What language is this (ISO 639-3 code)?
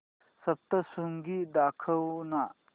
mar